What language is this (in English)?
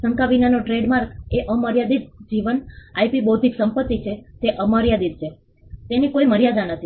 Gujarati